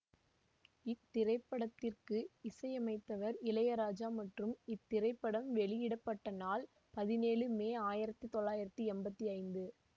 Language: Tamil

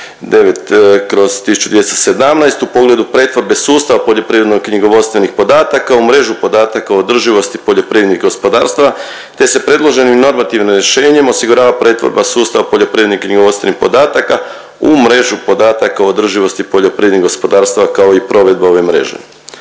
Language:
Croatian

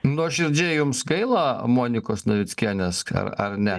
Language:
Lithuanian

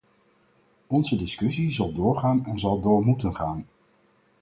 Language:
Dutch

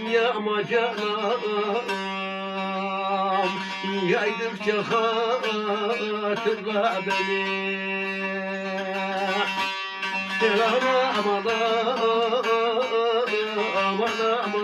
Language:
Turkish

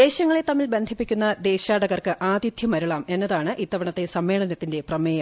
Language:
Malayalam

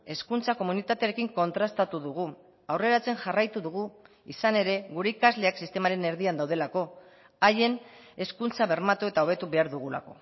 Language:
Basque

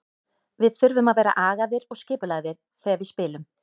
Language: Icelandic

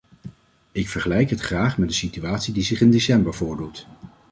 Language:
Dutch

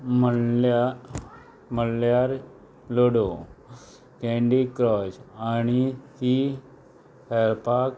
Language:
Konkani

